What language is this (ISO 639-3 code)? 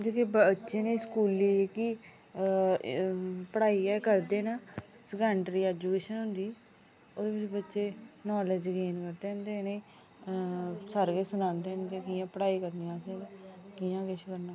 doi